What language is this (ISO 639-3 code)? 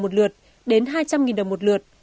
vie